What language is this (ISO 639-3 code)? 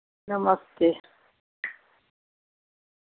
doi